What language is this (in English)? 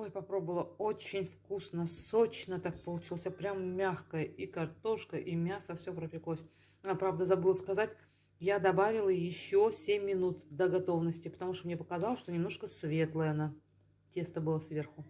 Russian